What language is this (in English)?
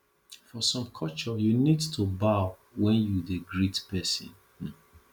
Nigerian Pidgin